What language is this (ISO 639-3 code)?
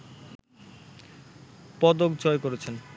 ben